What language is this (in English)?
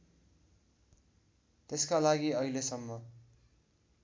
Nepali